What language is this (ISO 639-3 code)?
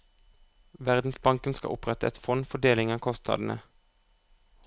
nor